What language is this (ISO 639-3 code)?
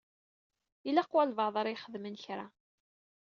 kab